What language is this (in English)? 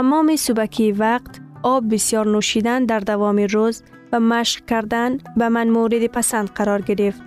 Persian